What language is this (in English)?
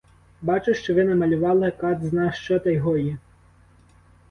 Ukrainian